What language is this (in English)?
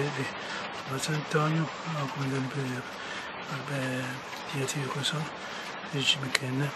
Italian